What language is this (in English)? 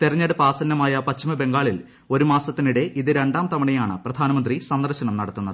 Malayalam